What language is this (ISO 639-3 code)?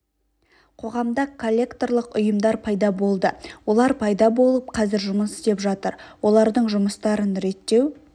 kaz